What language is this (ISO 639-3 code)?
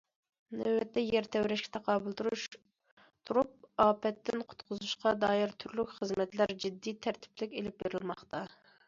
uig